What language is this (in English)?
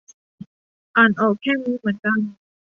Thai